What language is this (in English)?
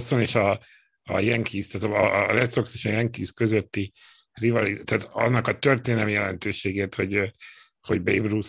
Hungarian